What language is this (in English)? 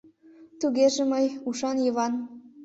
Mari